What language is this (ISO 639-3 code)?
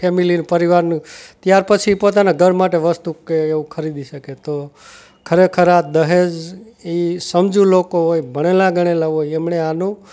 guj